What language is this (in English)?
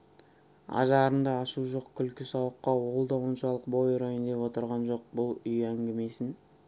Kazakh